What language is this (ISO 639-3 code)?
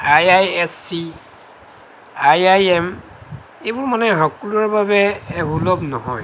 asm